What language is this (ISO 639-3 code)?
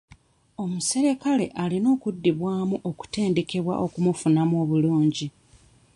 lug